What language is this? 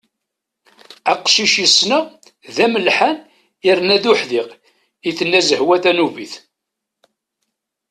Kabyle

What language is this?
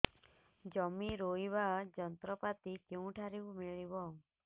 Odia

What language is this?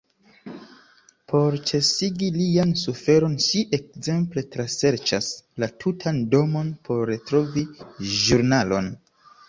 Esperanto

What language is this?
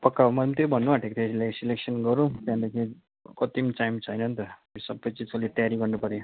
Nepali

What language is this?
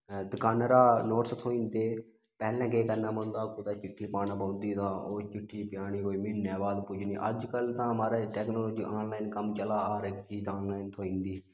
Dogri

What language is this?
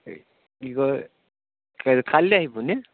Assamese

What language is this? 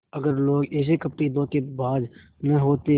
Hindi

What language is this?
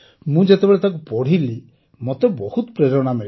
Odia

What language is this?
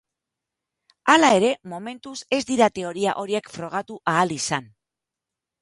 Basque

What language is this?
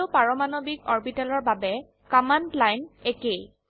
Assamese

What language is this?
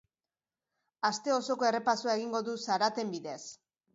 Basque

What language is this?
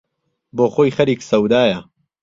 Central Kurdish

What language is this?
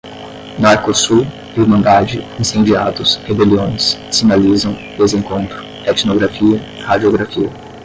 Portuguese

